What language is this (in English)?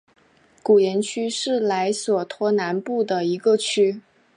Chinese